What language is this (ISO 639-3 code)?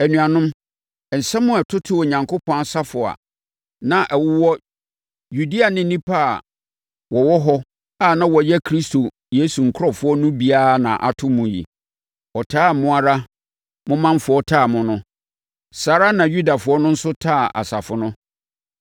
aka